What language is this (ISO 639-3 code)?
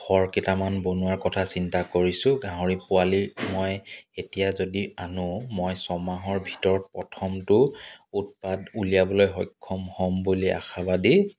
asm